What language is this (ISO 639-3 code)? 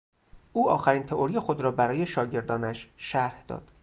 fas